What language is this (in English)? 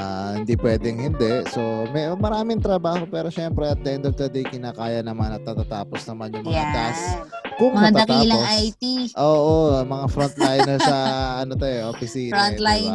Filipino